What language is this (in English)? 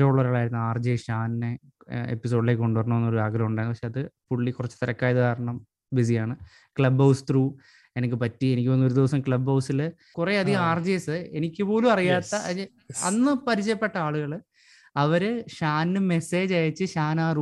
Malayalam